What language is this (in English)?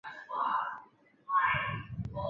Chinese